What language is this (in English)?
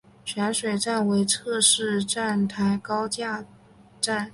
Chinese